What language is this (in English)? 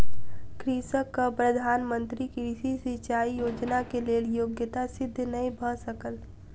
Maithili